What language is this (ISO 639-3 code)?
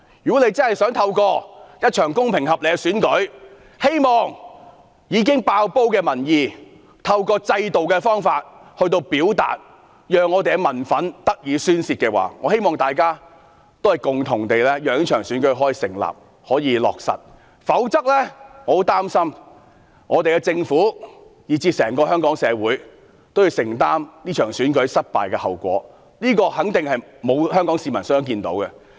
yue